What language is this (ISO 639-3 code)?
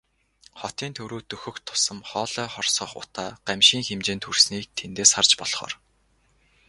mon